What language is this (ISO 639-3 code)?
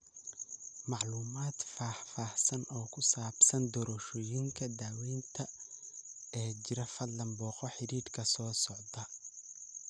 som